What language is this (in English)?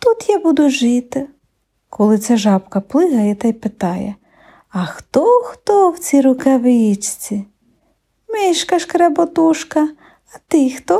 Ukrainian